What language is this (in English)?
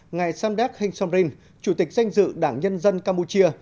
Vietnamese